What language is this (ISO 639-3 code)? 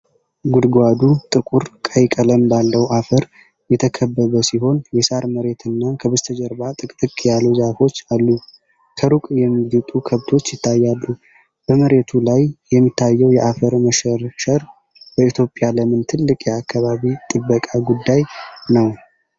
amh